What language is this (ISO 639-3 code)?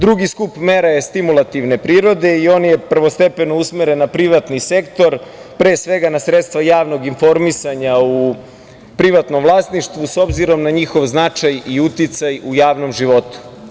srp